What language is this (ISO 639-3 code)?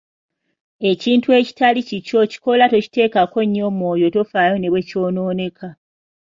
lug